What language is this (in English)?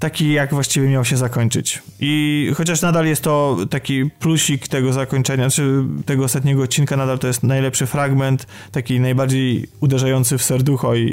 Polish